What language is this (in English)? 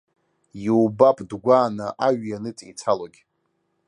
Abkhazian